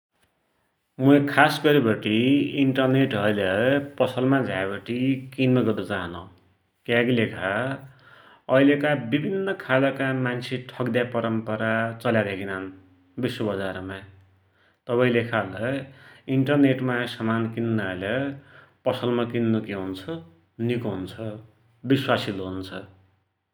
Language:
Dotyali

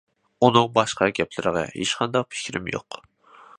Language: Uyghur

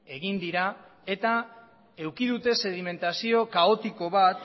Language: Basque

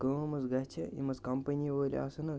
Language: Kashmiri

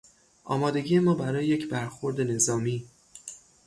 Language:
Persian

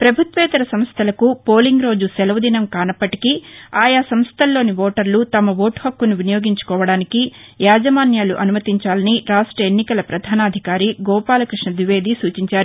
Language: Telugu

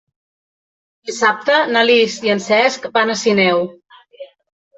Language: Catalan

